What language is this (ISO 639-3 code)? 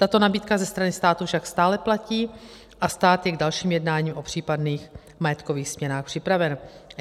ces